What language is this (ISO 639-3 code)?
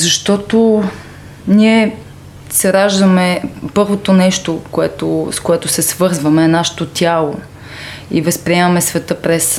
bul